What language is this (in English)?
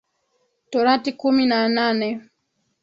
Swahili